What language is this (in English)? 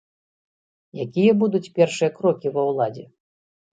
Belarusian